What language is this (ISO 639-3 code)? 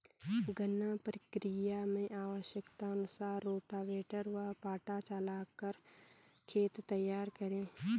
hin